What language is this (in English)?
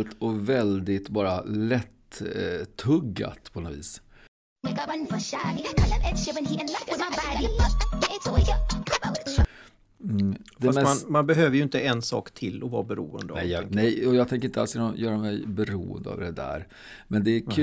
Swedish